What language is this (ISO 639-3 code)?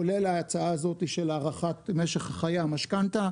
heb